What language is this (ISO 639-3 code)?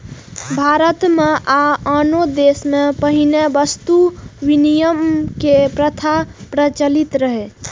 mai